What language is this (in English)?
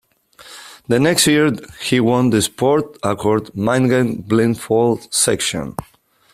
English